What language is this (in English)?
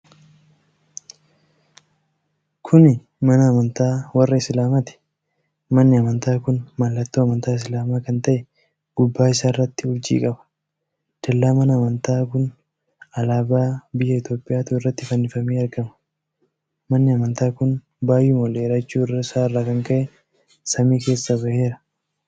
Oromo